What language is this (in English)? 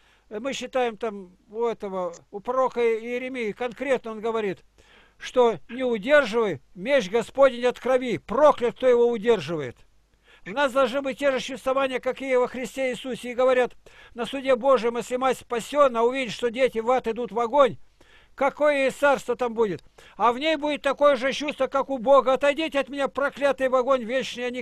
Russian